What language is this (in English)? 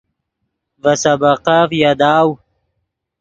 Yidgha